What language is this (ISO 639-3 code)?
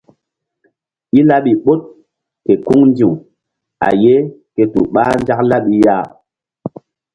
mdd